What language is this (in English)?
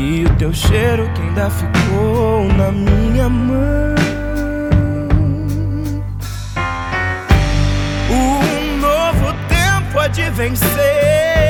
Croatian